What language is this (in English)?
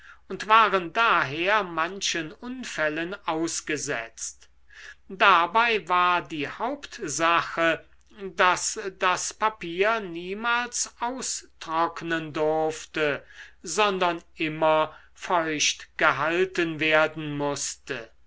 German